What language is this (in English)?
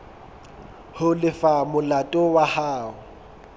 Southern Sotho